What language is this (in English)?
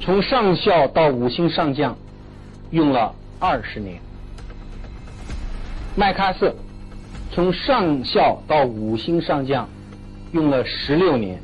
Chinese